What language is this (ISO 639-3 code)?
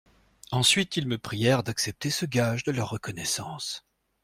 fra